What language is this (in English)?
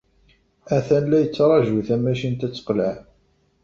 Kabyle